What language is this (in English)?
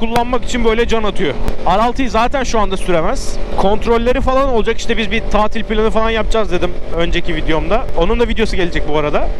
Turkish